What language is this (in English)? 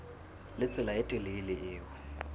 Southern Sotho